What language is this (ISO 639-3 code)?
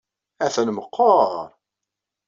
kab